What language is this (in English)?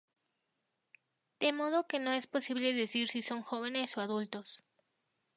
Spanish